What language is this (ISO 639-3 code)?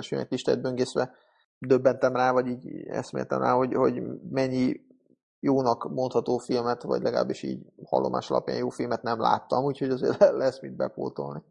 hun